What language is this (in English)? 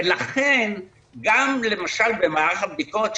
Hebrew